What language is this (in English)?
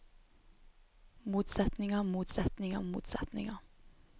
Norwegian